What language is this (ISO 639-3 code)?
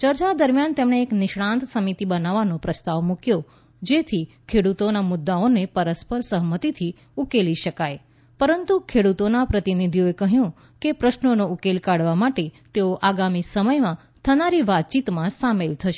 guj